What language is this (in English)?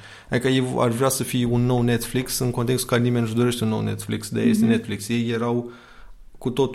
Romanian